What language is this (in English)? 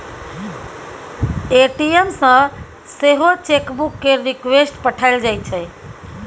Maithili